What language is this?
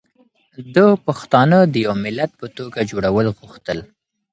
Pashto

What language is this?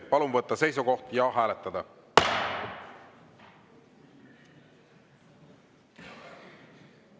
Estonian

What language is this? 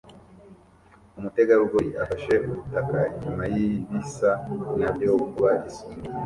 Kinyarwanda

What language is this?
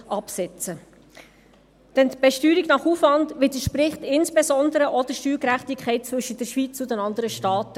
Swiss German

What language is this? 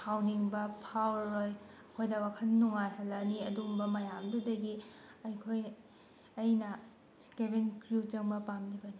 Manipuri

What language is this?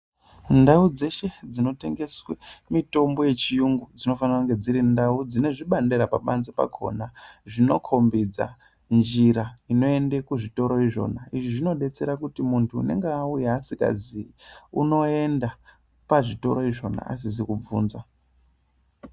Ndau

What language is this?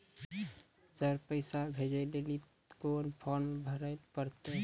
Maithili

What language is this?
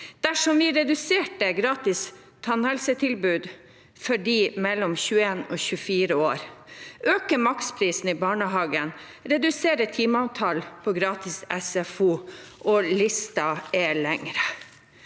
Norwegian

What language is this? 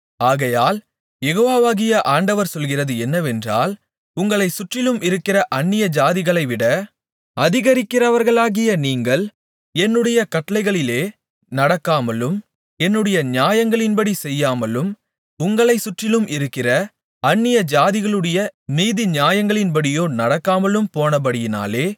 Tamil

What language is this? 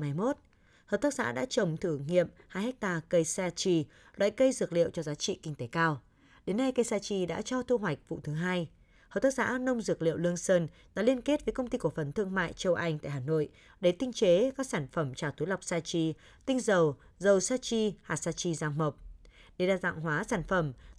Vietnamese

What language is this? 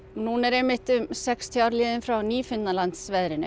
Icelandic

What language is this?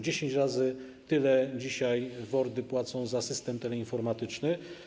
Polish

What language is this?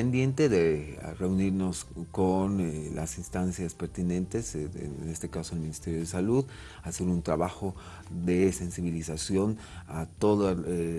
Spanish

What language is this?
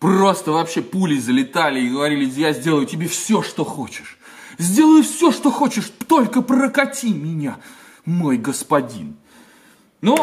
Russian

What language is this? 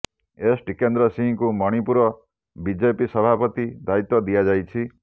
Odia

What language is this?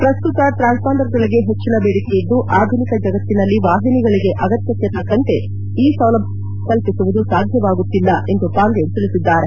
Kannada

